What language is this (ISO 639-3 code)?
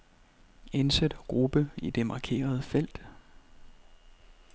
dan